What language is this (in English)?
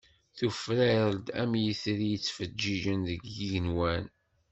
Kabyle